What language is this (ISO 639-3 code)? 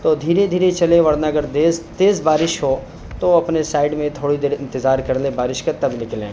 urd